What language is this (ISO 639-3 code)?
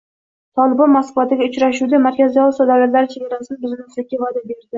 uzb